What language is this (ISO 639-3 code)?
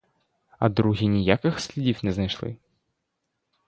ukr